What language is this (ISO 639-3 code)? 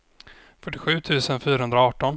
swe